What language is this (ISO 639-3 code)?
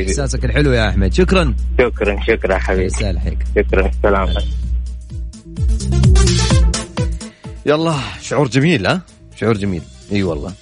ara